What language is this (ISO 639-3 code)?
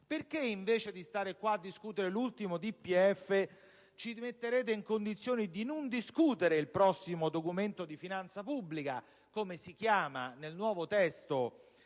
ita